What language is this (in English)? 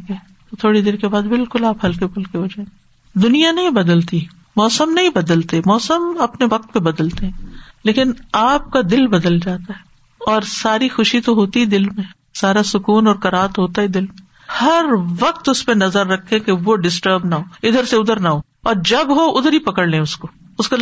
Urdu